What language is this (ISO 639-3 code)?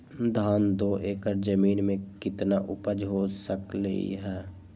mag